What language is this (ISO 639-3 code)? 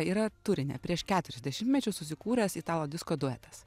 lit